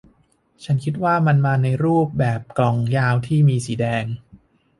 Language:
Thai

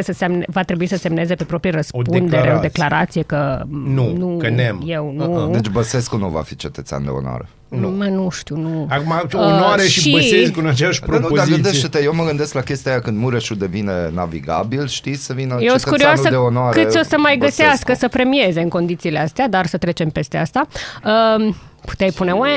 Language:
Romanian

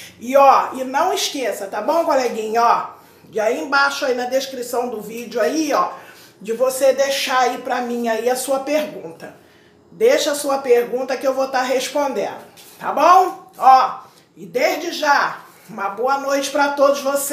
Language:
Portuguese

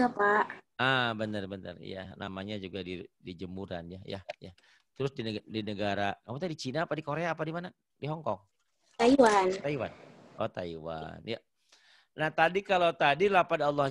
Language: Indonesian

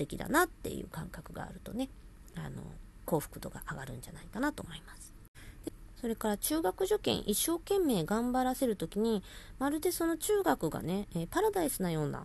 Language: Japanese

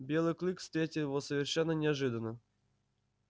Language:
Russian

